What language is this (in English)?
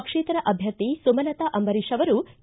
Kannada